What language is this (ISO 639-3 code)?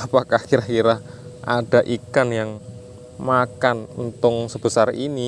ind